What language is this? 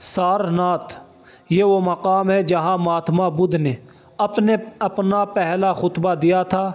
Urdu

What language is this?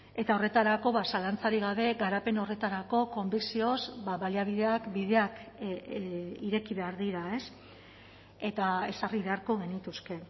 Basque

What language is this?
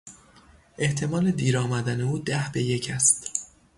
Persian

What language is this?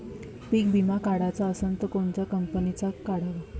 Marathi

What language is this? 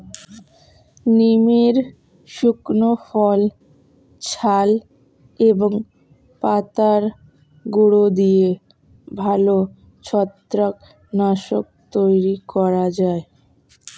Bangla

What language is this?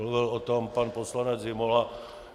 Czech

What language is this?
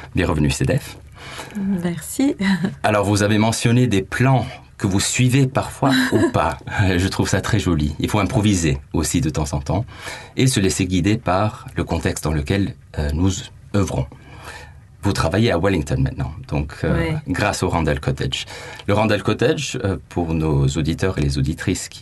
French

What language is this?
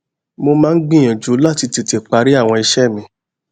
Yoruba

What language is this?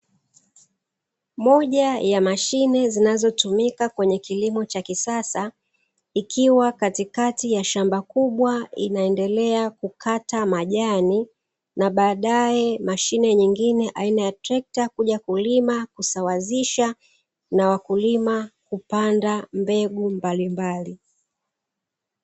Swahili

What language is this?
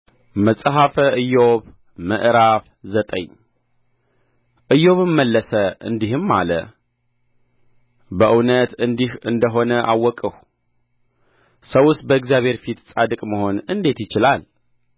Amharic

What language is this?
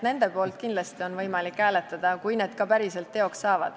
Estonian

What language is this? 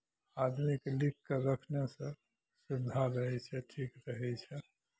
Maithili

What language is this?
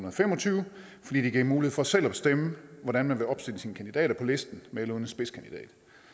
Danish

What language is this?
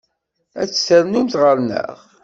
Kabyle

